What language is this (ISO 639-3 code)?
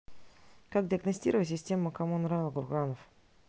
rus